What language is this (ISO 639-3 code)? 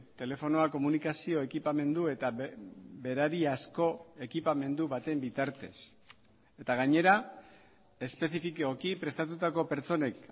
eus